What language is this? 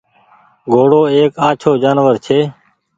Goaria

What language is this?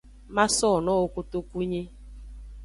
Aja (Benin)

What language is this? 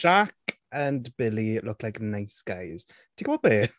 Welsh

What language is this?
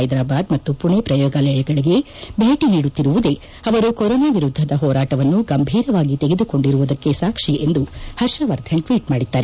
Kannada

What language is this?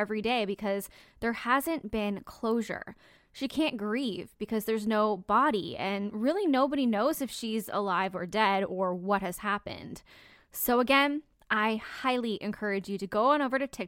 English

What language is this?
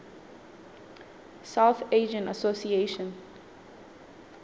Southern Sotho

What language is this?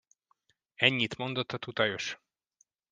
Hungarian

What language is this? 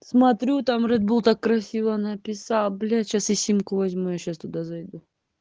Russian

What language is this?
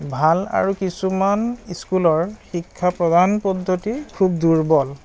Assamese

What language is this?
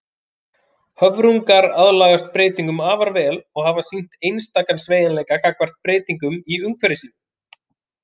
Icelandic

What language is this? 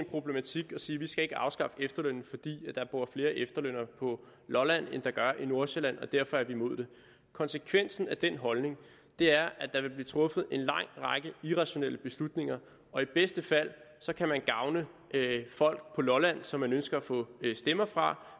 Danish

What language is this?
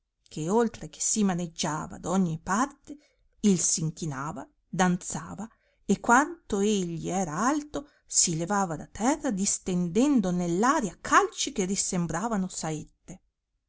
Italian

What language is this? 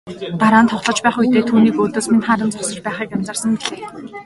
Mongolian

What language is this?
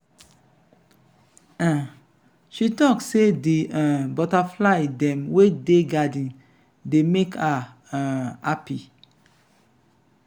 Nigerian Pidgin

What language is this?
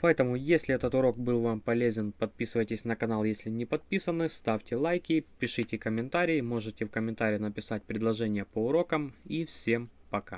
Russian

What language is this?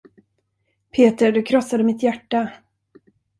Swedish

